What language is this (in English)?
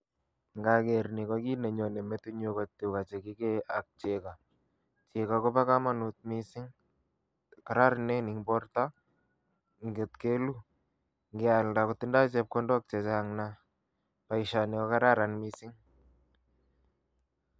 Kalenjin